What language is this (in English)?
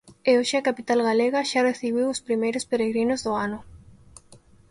Galician